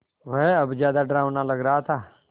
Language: Hindi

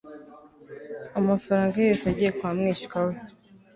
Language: Kinyarwanda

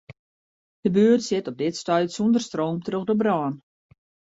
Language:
Western Frisian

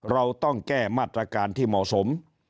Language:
Thai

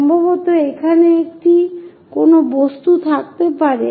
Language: Bangla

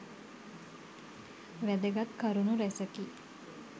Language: Sinhala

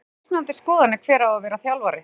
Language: Icelandic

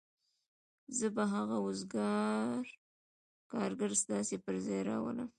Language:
Pashto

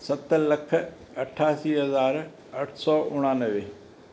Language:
Sindhi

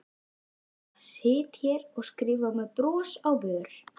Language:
Icelandic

